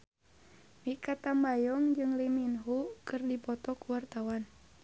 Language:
Sundanese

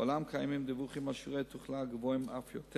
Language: Hebrew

